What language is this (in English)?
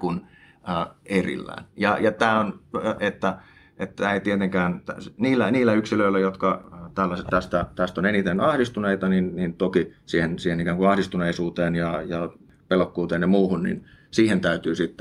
Finnish